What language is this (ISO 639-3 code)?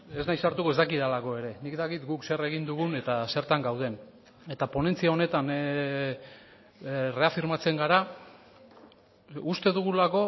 eus